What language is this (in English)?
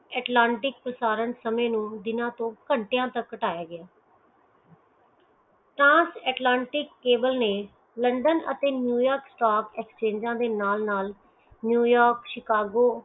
Punjabi